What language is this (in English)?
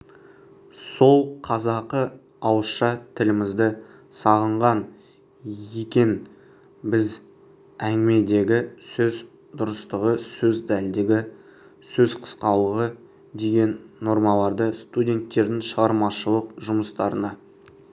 Kazakh